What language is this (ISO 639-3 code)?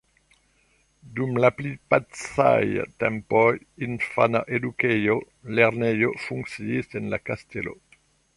epo